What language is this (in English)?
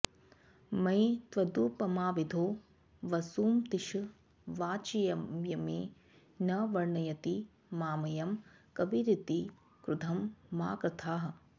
Sanskrit